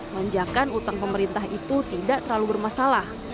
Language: Indonesian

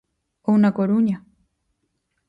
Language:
Galician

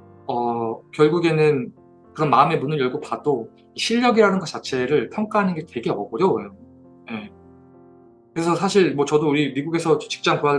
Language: Korean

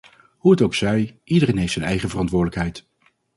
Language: Dutch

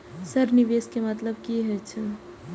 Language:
Maithili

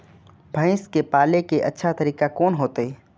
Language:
Maithili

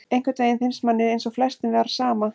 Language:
Icelandic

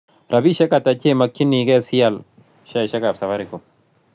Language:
Kalenjin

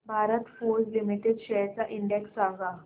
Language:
Marathi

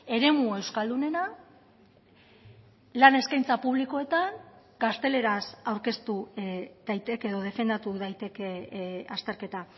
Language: Basque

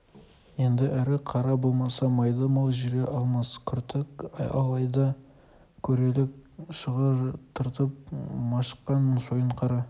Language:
Kazakh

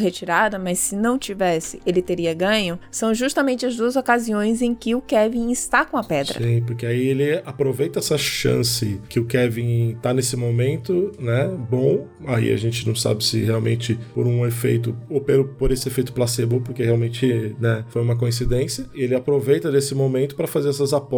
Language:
Portuguese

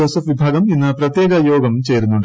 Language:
Malayalam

